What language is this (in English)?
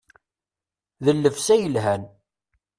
Kabyle